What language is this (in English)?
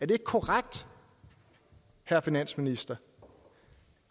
Danish